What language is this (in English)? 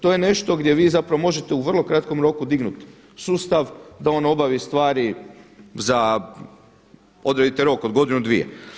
Croatian